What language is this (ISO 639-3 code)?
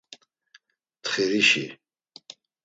lzz